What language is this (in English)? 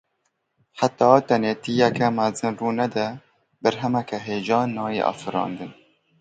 Kurdish